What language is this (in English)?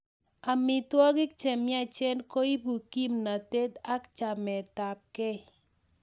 Kalenjin